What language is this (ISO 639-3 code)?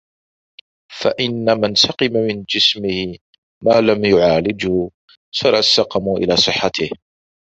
ara